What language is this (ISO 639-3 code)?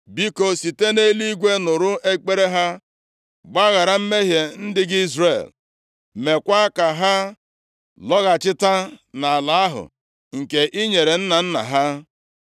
ibo